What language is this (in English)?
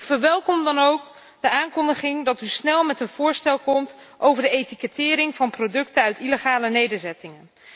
Dutch